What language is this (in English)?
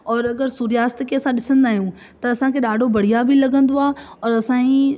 Sindhi